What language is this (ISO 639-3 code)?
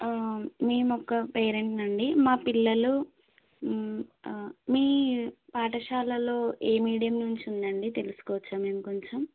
tel